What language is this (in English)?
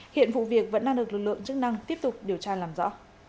Vietnamese